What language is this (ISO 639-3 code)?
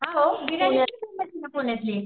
mar